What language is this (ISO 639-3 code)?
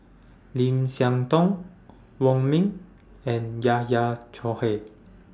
eng